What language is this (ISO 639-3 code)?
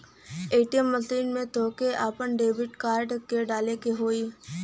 bho